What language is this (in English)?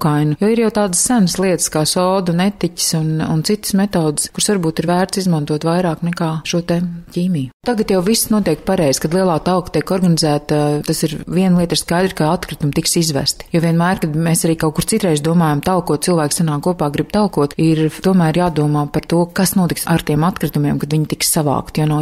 Latvian